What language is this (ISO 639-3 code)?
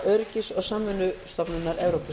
isl